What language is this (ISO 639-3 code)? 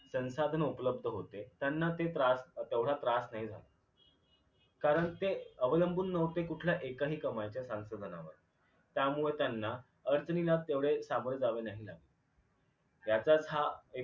mar